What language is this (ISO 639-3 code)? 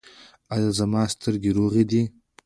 pus